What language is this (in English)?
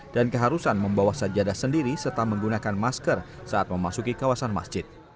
Indonesian